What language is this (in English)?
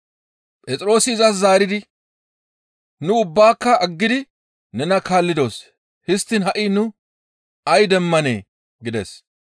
Gamo